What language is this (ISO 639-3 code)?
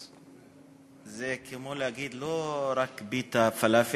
heb